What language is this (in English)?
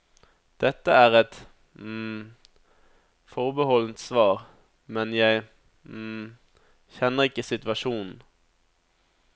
Norwegian